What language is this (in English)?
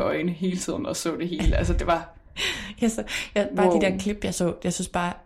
Danish